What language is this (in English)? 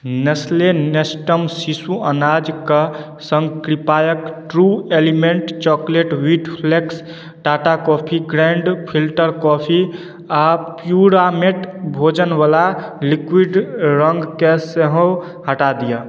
Maithili